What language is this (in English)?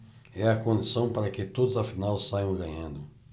Portuguese